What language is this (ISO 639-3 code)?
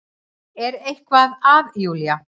isl